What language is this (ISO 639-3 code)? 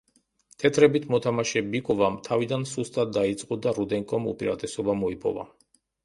kat